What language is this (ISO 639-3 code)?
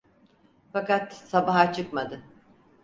tur